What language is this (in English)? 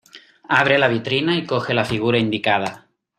Spanish